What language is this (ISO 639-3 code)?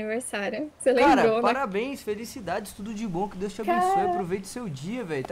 por